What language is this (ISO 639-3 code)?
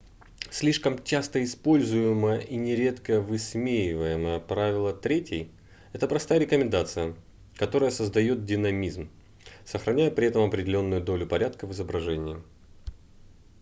rus